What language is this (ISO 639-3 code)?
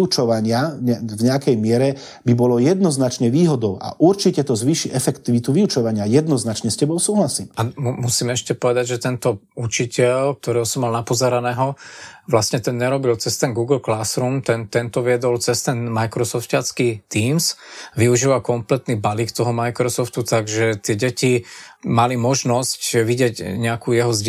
slk